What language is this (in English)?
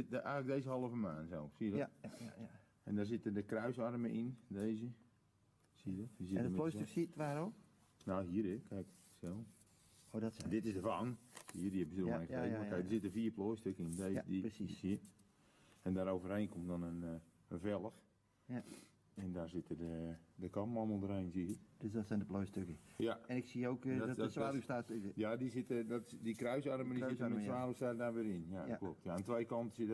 Dutch